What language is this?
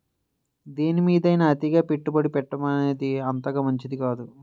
Telugu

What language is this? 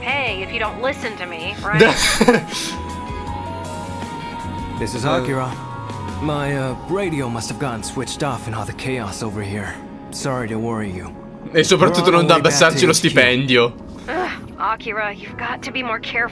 Italian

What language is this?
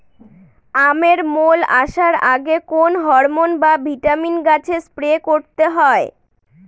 Bangla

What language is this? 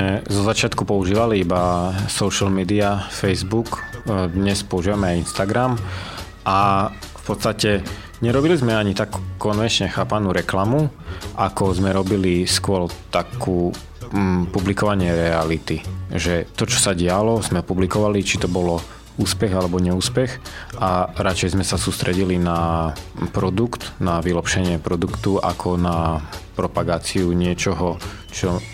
Slovak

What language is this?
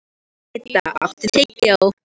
Icelandic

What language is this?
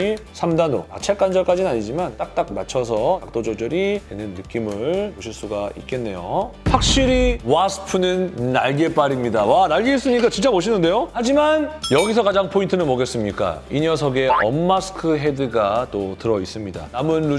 Korean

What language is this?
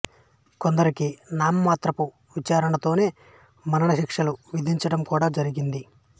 Telugu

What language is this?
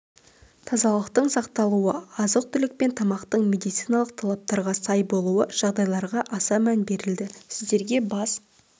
Kazakh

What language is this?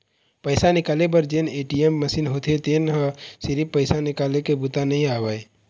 Chhattisgarhi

